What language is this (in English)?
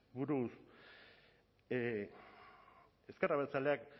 Basque